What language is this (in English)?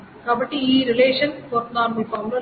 Telugu